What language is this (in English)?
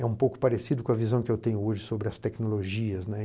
Portuguese